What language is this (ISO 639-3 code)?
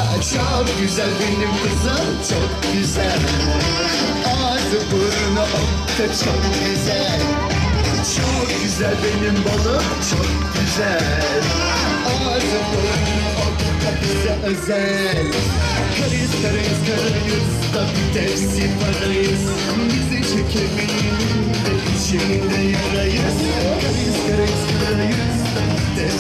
ara